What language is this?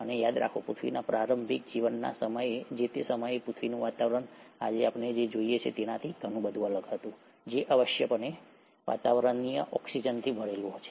Gujarati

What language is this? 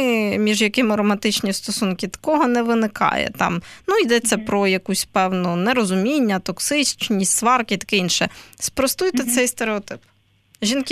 Ukrainian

